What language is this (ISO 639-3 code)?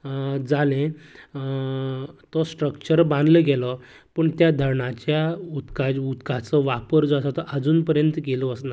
kok